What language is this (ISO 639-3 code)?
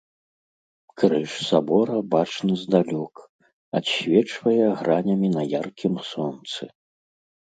bel